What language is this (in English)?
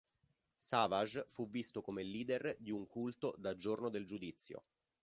Italian